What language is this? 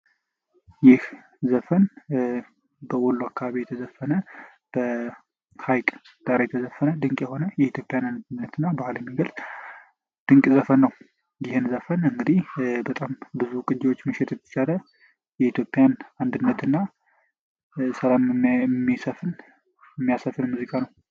Amharic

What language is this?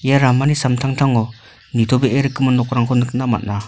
Garo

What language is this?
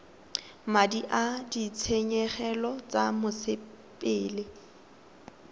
Tswana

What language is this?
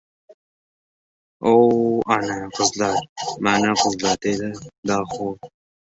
Uzbek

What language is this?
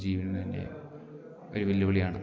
Malayalam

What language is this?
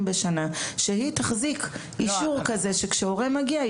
Hebrew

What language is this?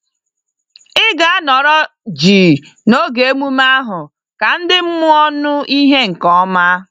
Igbo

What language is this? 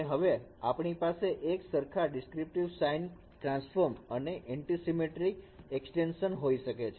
Gujarati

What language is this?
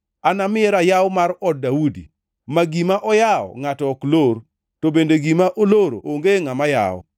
Luo (Kenya and Tanzania)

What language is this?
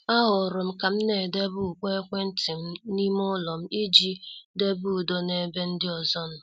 Igbo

